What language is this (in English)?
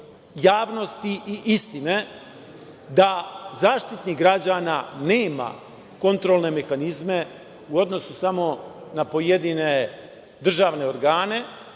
Serbian